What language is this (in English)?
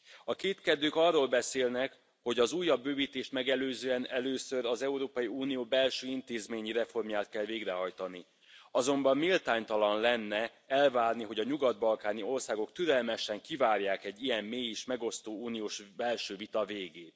Hungarian